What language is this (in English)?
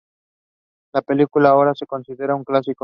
Spanish